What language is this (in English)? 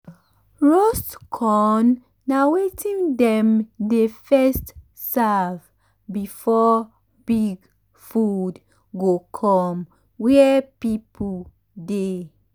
Nigerian Pidgin